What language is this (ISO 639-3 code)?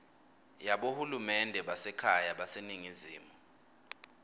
ssw